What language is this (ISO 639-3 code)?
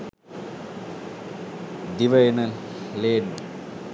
sin